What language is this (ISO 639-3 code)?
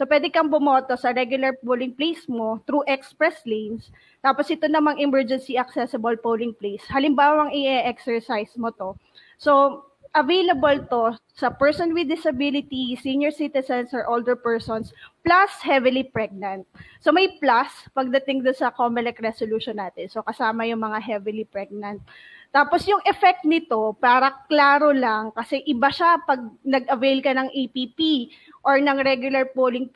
fil